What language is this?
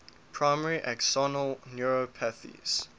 English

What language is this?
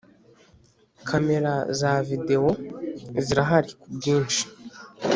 Kinyarwanda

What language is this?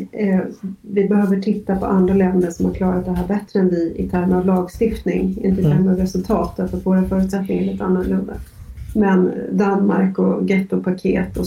Swedish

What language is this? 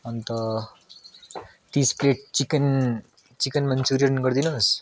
Nepali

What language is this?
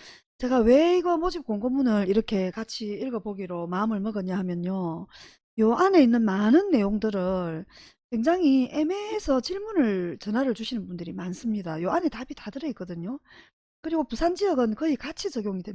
Korean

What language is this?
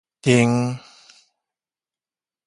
Min Nan Chinese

